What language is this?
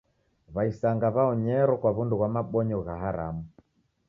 Taita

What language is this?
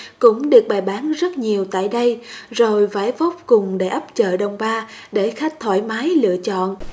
Vietnamese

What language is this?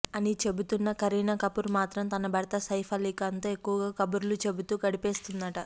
Telugu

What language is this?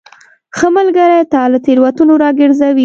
Pashto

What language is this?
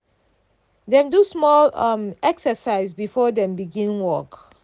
Nigerian Pidgin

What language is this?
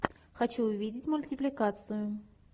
Russian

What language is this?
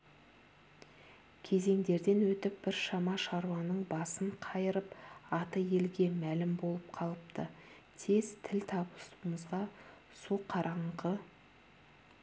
Kazakh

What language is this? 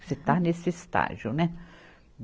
Portuguese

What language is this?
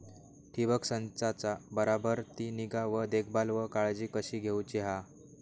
Marathi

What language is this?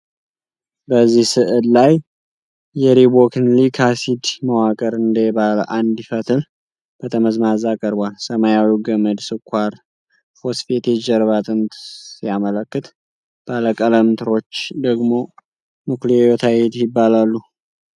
Amharic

